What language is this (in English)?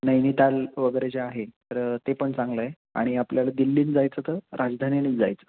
Marathi